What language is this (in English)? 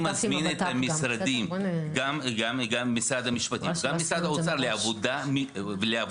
Hebrew